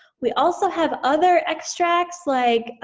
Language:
English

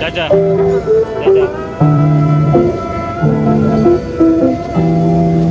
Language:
Indonesian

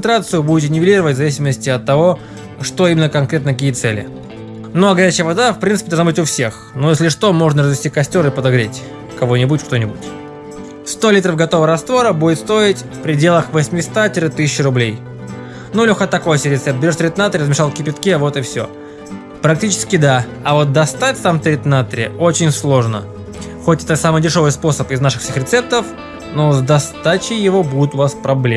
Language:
Russian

